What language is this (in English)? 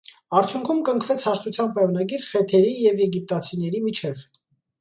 Armenian